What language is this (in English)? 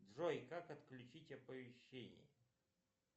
Russian